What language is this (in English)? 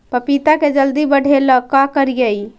Magahi